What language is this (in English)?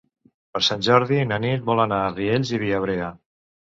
Catalan